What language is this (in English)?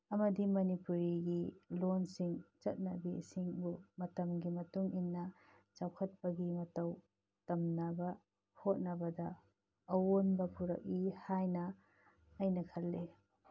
Manipuri